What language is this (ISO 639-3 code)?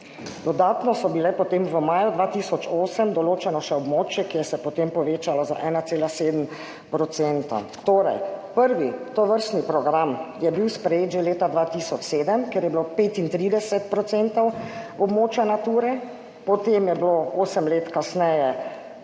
slv